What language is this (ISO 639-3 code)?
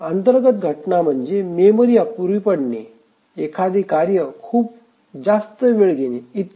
mar